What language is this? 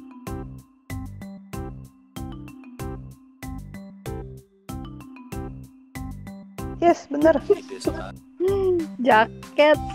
Indonesian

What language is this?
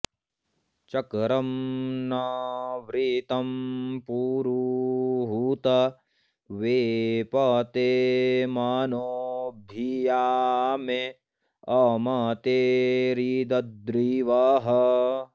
Sanskrit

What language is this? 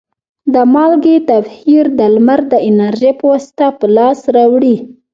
Pashto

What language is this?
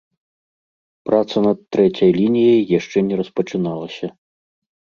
Belarusian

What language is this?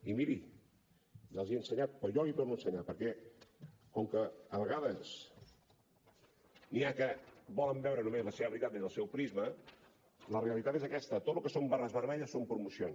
Catalan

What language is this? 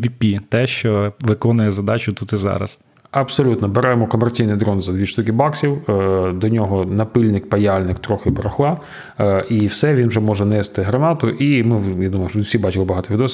Ukrainian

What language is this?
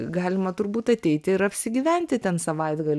Lithuanian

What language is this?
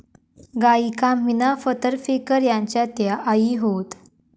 Marathi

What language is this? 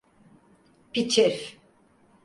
Turkish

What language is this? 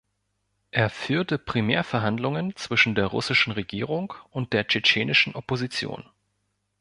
German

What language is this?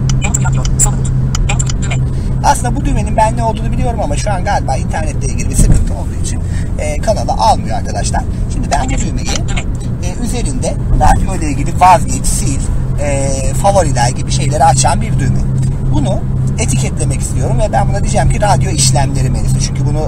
Turkish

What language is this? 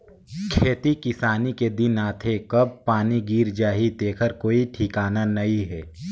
Chhattisgarhi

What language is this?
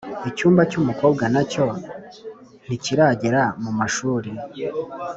Kinyarwanda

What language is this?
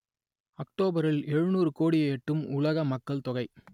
Tamil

